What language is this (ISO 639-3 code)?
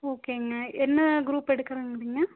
tam